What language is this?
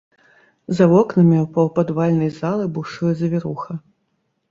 Belarusian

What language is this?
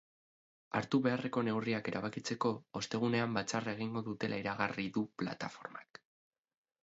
Basque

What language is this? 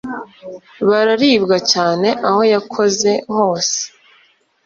Kinyarwanda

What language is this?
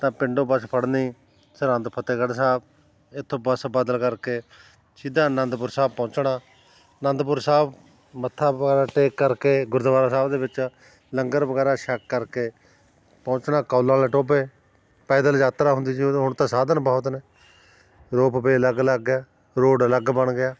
Punjabi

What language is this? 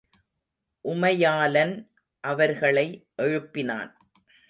Tamil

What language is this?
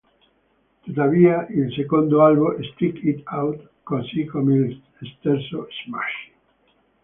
Italian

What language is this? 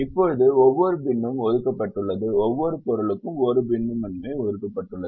Tamil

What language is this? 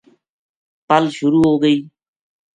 Gujari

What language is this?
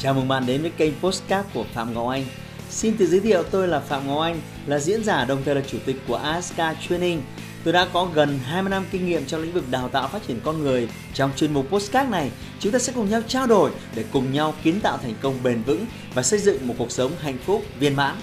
Vietnamese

